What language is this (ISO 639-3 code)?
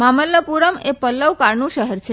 guj